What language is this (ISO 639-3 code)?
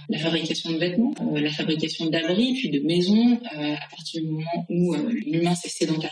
fra